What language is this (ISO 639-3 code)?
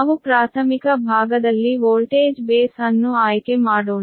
kan